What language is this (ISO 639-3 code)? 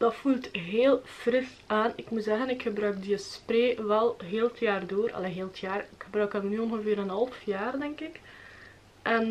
nld